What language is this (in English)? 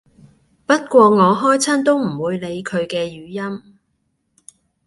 Cantonese